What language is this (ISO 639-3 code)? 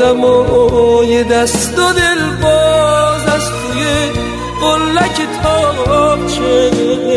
fas